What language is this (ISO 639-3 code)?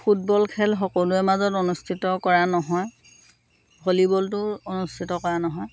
asm